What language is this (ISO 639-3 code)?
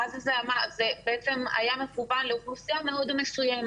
heb